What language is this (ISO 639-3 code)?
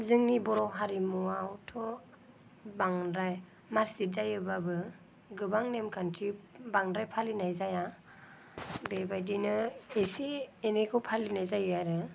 brx